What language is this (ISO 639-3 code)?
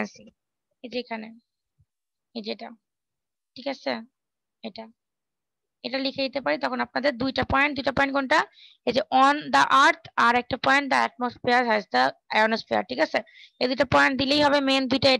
ben